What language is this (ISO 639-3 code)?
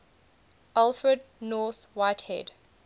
eng